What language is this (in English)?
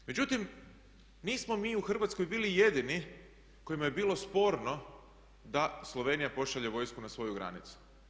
Croatian